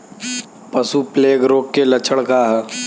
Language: Bhojpuri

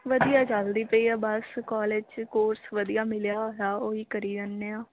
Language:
Punjabi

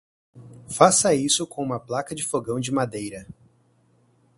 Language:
Portuguese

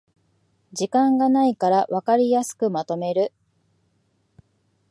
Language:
Japanese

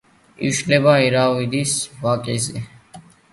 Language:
Georgian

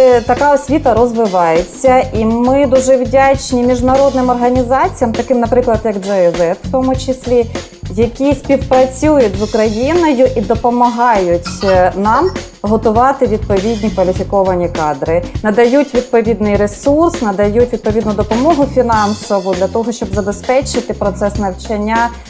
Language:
Ukrainian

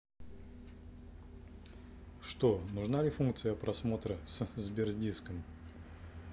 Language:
Russian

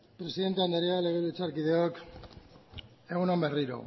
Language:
Basque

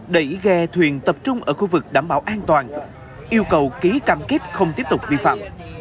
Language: Vietnamese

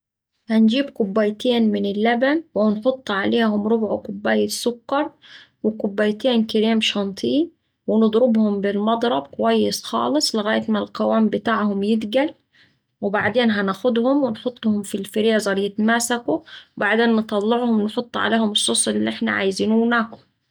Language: Saidi Arabic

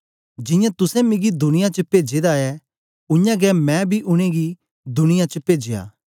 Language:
Dogri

